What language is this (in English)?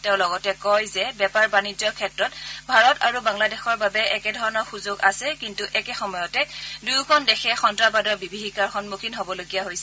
Assamese